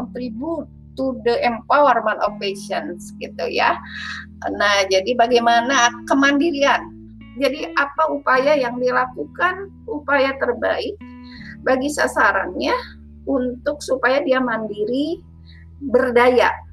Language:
Indonesian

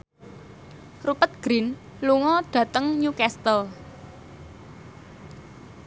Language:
Javanese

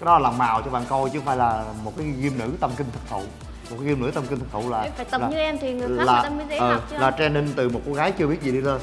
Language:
Vietnamese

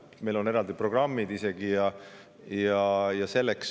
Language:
Estonian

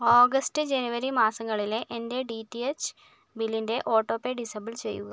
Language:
Malayalam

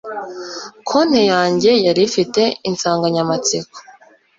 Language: Kinyarwanda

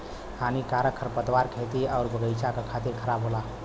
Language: Bhojpuri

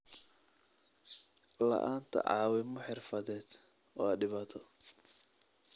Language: Somali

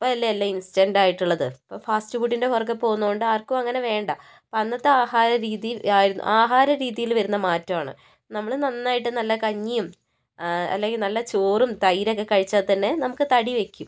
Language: Malayalam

